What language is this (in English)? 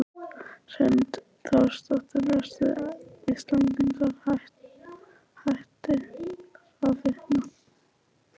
Icelandic